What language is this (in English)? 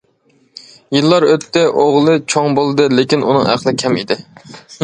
Uyghur